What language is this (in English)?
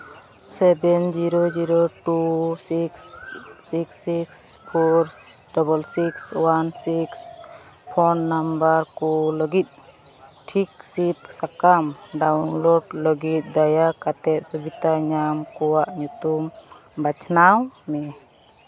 Santali